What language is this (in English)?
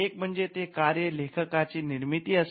Marathi